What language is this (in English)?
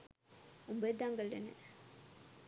Sinhala